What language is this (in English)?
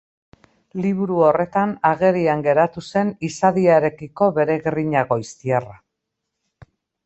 Basque